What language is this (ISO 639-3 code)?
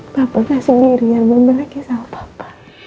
ind